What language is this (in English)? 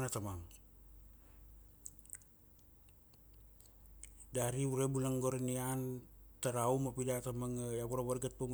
Kuanua